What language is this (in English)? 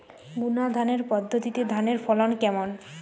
Bangla